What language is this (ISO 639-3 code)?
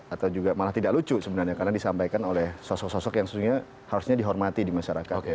ind